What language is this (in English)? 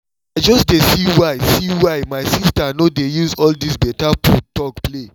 Nigerian Pidgin